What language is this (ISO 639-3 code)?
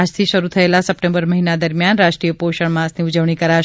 guj